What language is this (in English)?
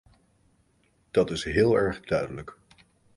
Dutch